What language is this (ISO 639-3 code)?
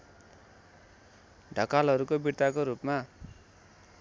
nep